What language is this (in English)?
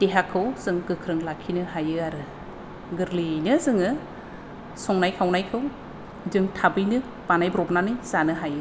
Bodo